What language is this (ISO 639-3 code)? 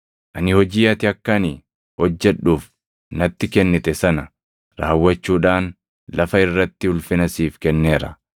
orm